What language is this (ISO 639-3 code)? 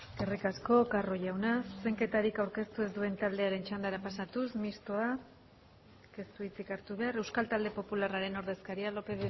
eus